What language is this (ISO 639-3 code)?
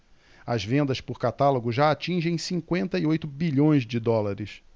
por